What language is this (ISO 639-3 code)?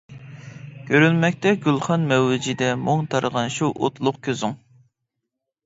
uig